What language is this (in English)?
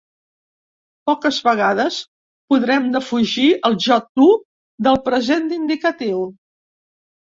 Catalan